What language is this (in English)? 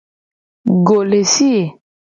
Gen